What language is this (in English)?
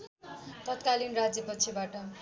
Nepali